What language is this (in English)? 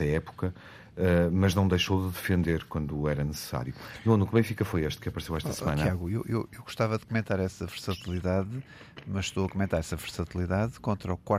Portuguese